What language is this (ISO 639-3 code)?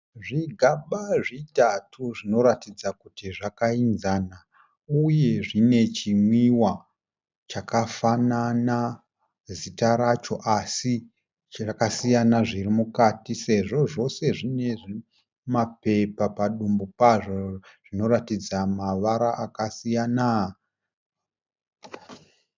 sna